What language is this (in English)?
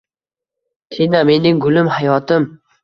Uzbek